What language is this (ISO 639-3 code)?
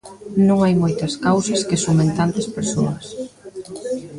glg